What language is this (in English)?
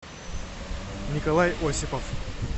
Russian